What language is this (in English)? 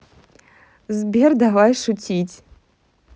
Russian